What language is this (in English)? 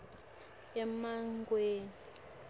Swati